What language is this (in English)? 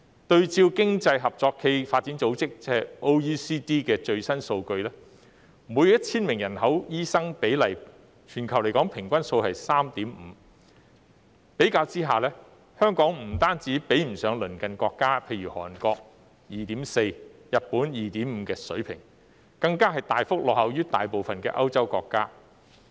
Cantonese